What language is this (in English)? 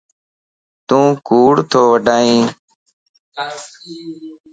Lasi